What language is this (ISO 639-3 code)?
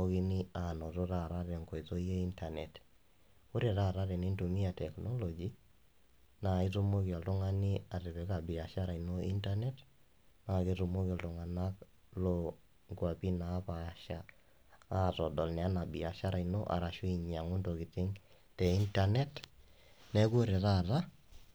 mas